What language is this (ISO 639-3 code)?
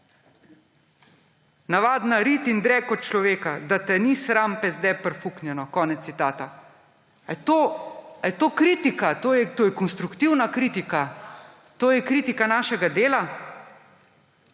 slv